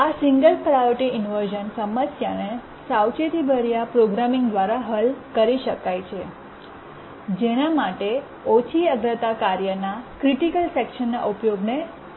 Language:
Gujarati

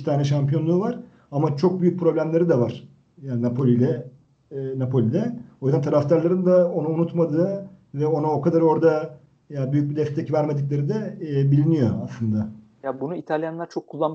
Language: Turkish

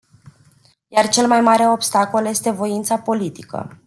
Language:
Romanian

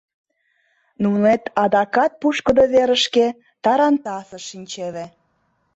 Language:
Mari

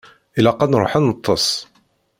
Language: Kabyle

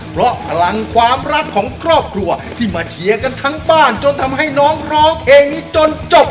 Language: Thai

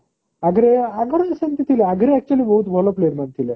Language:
Odia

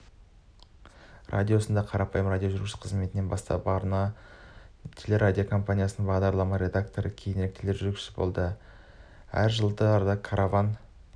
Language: Kazakh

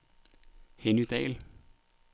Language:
Danish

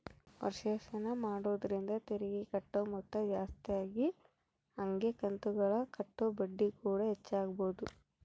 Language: Kannada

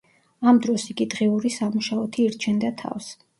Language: Georgian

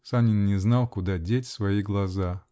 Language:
Russian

